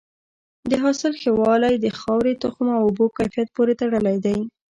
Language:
Pashto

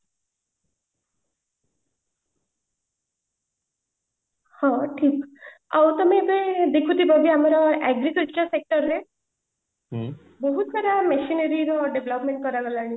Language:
Odia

